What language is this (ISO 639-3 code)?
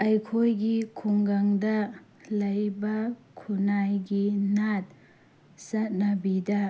mni